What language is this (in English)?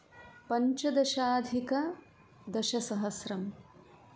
Sanskrit